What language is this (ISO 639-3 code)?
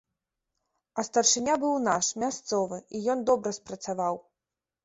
bel